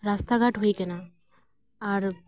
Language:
Santali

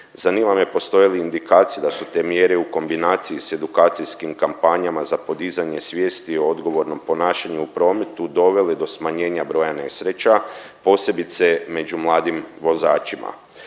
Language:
Croatian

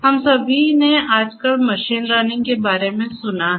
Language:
Hindi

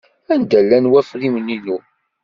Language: Kabyle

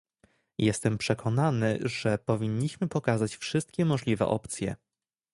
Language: Polish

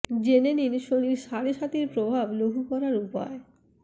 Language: Bangla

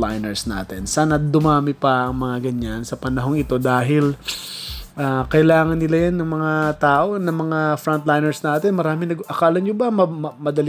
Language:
Filipino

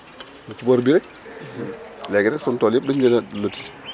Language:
Wolof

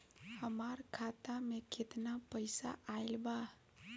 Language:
Bhojpuri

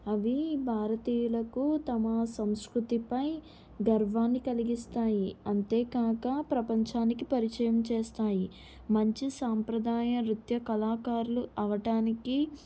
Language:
Telugu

